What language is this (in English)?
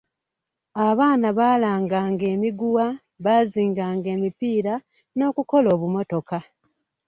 Ganda